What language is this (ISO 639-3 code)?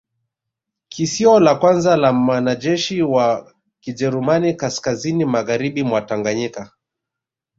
swa